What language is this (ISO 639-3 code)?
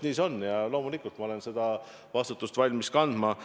est